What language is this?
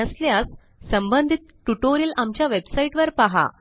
Marathi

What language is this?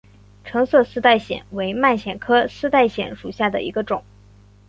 Chinese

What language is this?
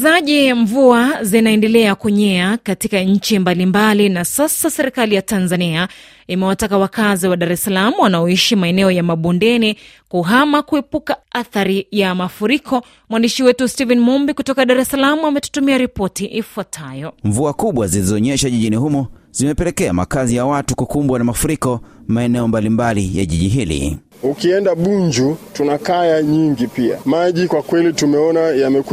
Swahili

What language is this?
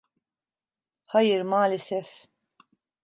Turkish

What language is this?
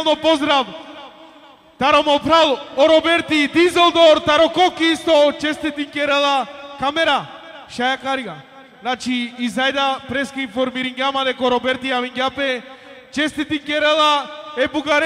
Bulgarian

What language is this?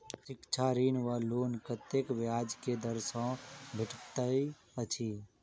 Maithili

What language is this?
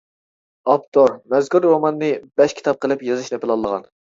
Uyghur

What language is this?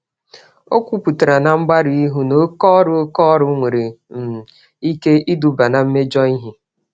Igbo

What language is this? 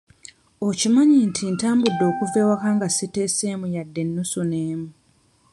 Ganda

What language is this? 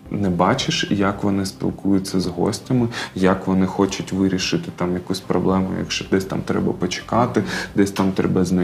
Ukrainian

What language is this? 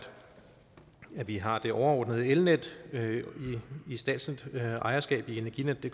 Danish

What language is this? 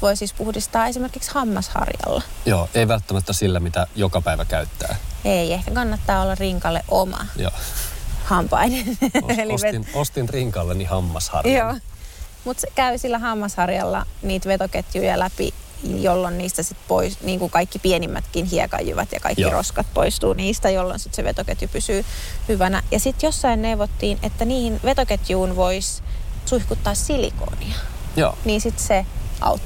Finnish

